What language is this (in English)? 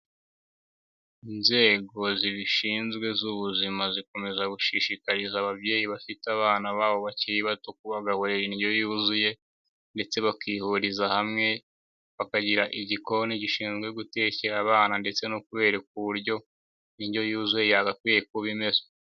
Kinyarwanda